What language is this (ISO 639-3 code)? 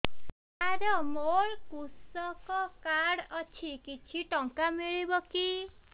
ori